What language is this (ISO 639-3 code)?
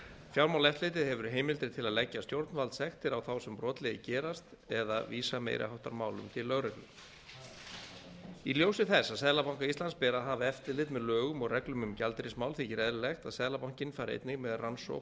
isl